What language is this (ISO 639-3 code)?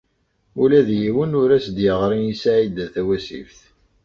kab